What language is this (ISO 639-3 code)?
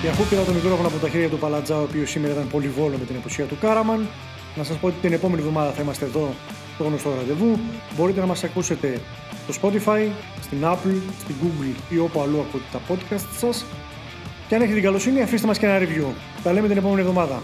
ell